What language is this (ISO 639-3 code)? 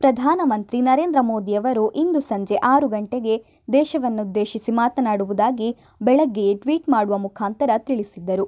kan